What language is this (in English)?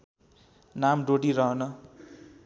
Nepali